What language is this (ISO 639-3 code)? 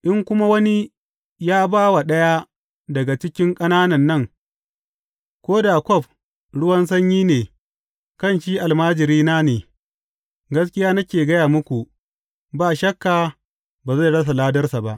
hau